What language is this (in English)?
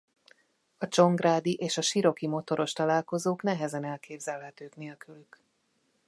Hungarian